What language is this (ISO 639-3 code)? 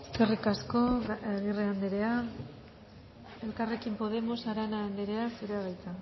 eus